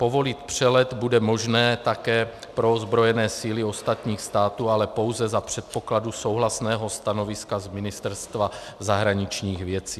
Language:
Czech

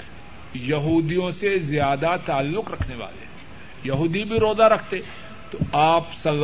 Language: Urdu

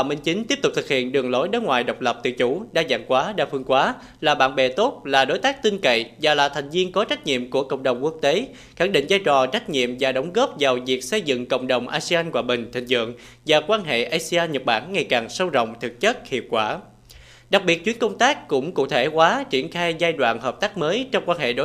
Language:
Vietnamese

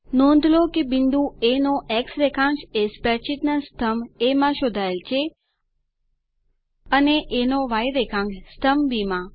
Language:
Gujarati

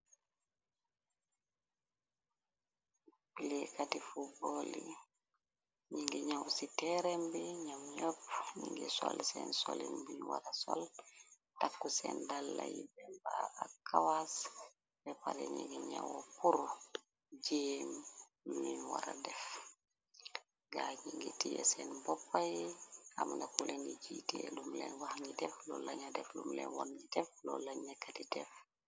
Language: Wolof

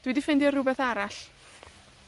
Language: Welsh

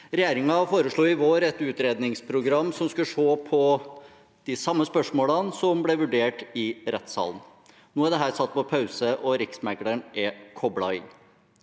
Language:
Norwegian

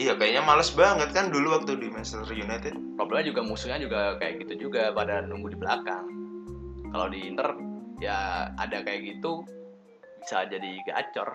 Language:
Indonesian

